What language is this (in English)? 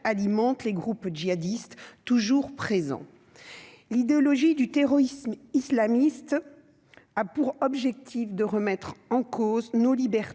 French